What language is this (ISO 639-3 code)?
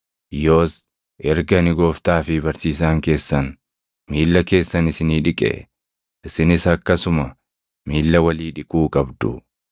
orm